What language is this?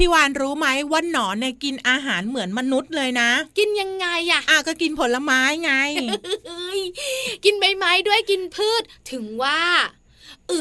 Thai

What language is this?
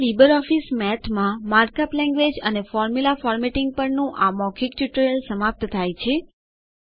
Gujarati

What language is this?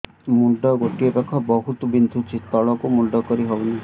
Odia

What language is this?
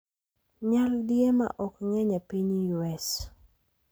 Luo (Kenya and Tanzania)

